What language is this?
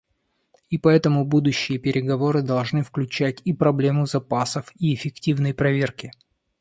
Russian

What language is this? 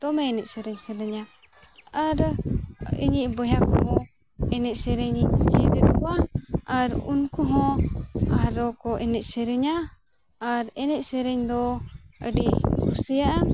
Santali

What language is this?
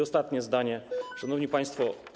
Polish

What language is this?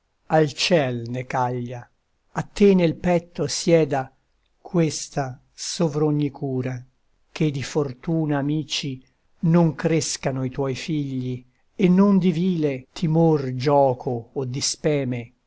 Italian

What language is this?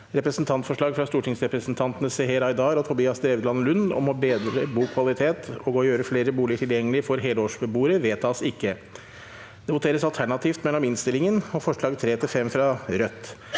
Norwegian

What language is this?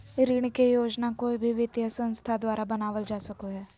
Magahi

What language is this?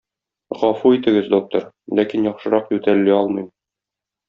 Tatar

